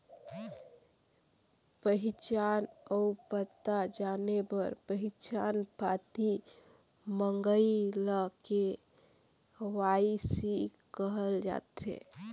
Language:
Chhattisgarhi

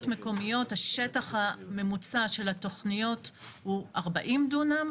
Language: Hebrew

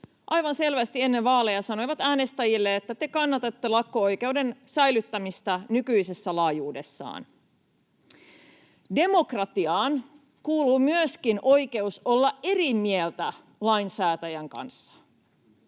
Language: Finnish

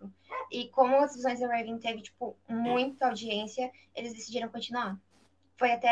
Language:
Portuguese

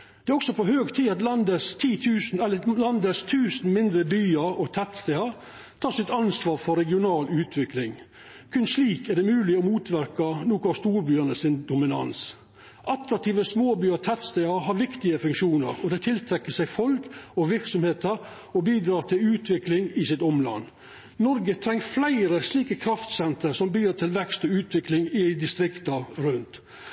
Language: Norwegian Nynorsk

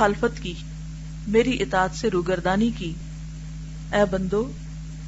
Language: Urdu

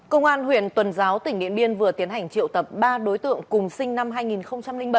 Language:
Vietnamese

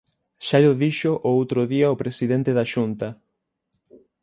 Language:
Galician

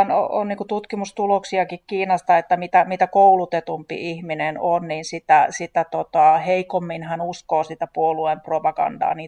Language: Finnish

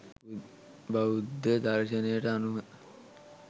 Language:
Sinhala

